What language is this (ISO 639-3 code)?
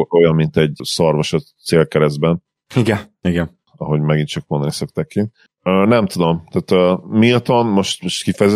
hun